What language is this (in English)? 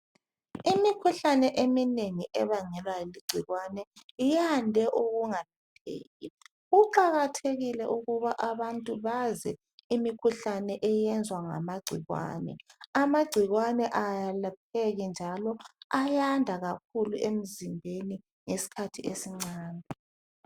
North Ndebele